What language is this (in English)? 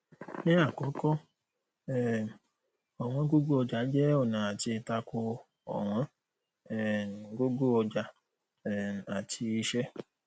Yoruba